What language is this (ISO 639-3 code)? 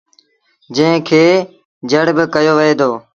sbn